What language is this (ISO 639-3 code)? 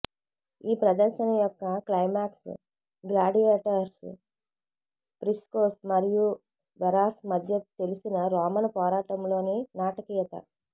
tel